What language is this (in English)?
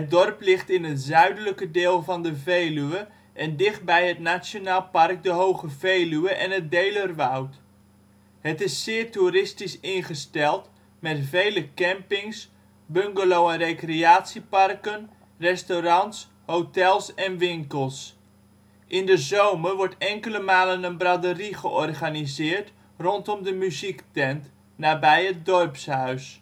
Dutch